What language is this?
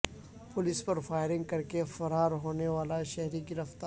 Urdu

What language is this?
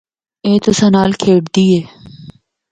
Northern Hindko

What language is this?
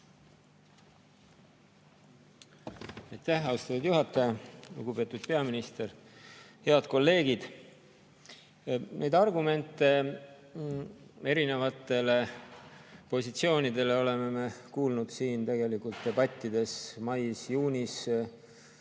Estonian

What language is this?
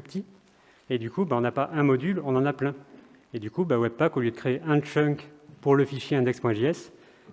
French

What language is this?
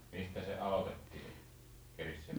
Finnish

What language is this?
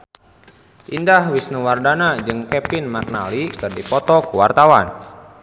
Sundanese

